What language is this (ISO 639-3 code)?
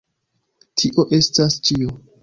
epo